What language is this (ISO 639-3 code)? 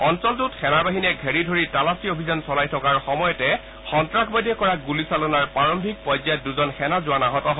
asm